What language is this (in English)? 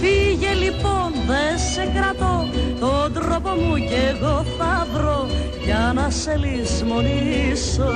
Greek